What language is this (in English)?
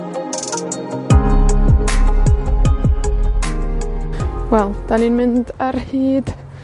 Welsh